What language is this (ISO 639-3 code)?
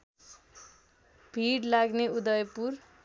nep